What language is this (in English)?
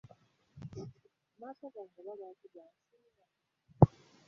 Ganda